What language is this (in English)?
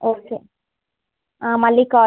Telugu